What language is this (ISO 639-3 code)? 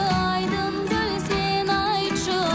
kaz